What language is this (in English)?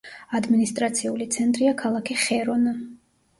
Georgian